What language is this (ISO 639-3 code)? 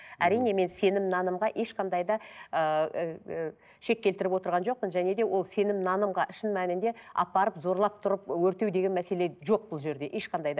kaz